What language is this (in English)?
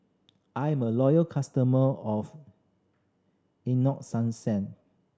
English